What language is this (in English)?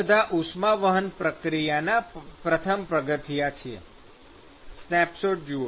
Gujarati